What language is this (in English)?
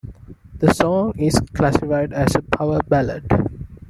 English